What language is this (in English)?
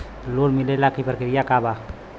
Bhojpuri